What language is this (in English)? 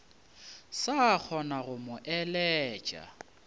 Northern Sotho